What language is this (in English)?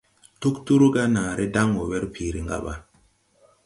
Tupuri